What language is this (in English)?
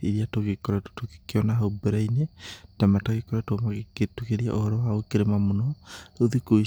Kikuyu